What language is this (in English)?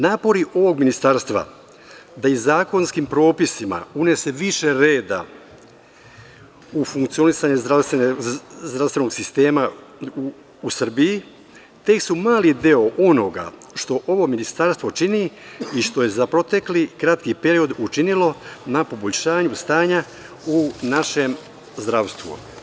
Serbian